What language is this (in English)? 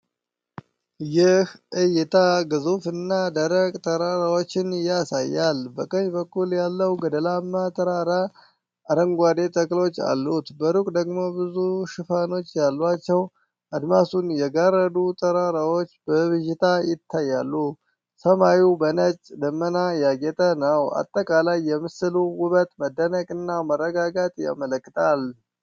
Amharic